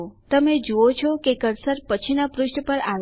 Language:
Gujarati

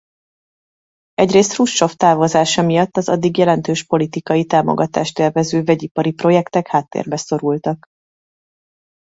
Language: Hungarian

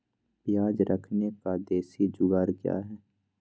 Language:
Magahi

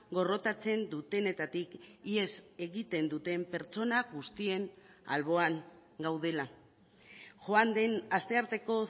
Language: Basque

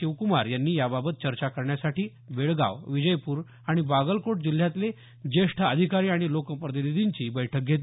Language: Marathi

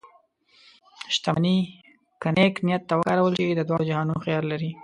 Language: Pashto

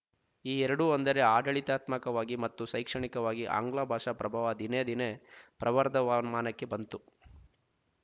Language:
Kannada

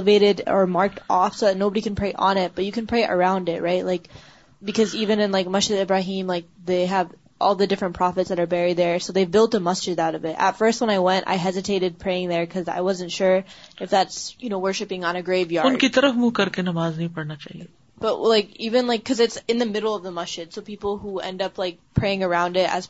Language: Urdu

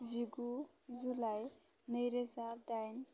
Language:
Bodo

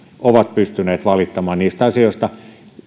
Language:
Finnish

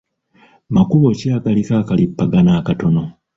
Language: Ganda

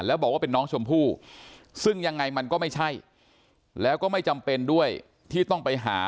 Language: Thai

